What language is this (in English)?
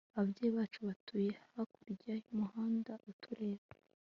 Kinyarwanda